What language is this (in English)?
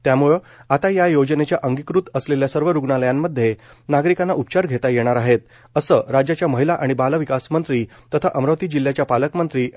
Marathi